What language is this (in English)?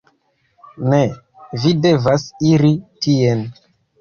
Esperanto